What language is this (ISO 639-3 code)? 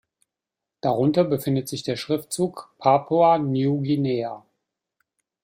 deu